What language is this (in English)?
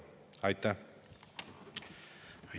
Estonian